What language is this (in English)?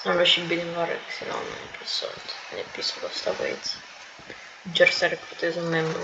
Romanian